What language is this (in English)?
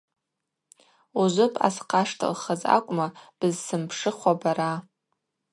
Abaza